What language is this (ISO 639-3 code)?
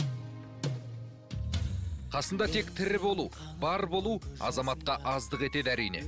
kaz